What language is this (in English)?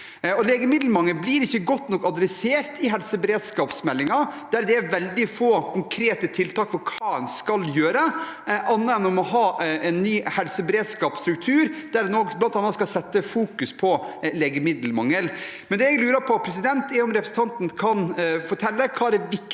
Norwegian